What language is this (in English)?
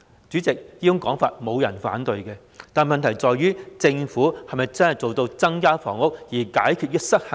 Cantonese